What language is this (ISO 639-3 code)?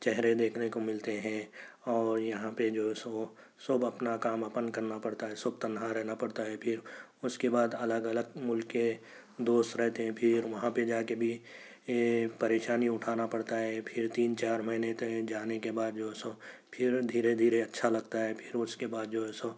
urd